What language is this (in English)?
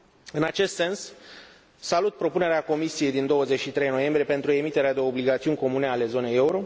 Romanian